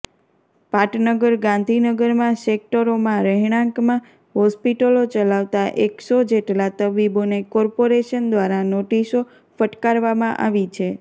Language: Gujarati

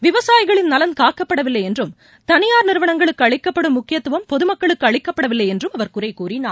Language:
Tamil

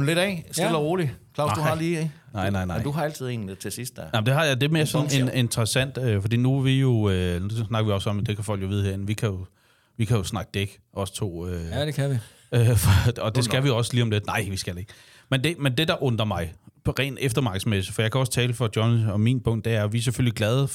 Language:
Danish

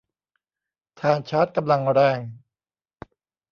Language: Thai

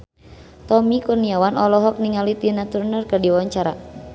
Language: Sundanese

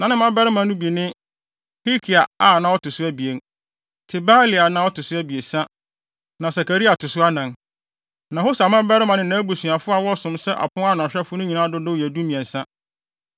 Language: Akan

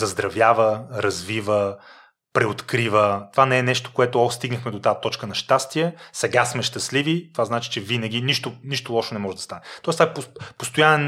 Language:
Bulgarian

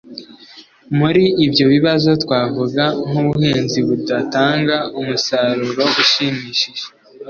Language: Kinyarwanda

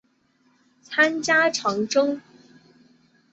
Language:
Chinese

